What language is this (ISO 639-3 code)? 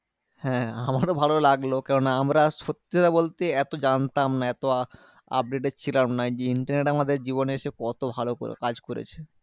ben